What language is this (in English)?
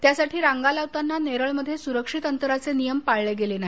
Marathi